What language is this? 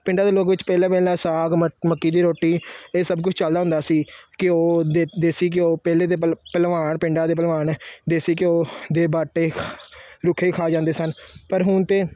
Punjabi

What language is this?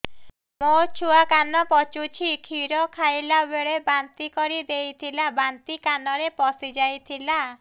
Odia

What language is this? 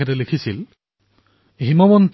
Assamese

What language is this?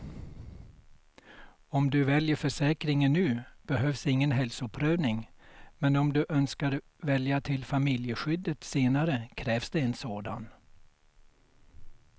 Swedish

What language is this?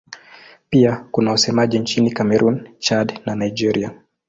Swahili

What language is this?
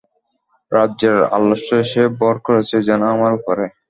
Bangla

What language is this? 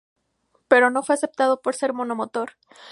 Spanish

